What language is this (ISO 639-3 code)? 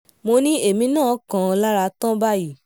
yor